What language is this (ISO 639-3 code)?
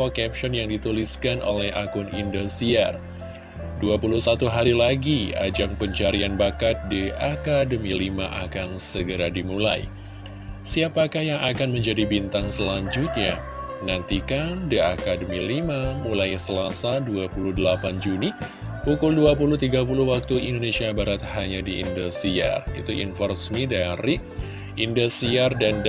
ind